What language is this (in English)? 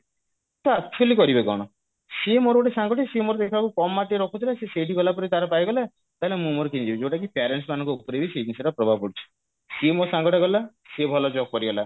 Odia